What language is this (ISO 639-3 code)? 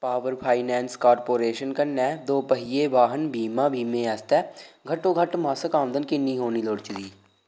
doi